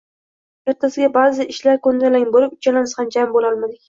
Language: Uzbek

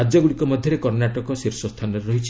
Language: Odia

